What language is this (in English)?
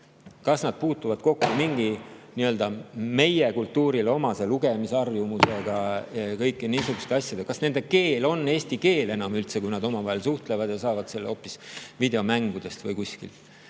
Estonian